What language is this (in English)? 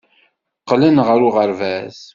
Kabyle